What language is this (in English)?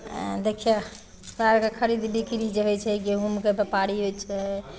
Maithili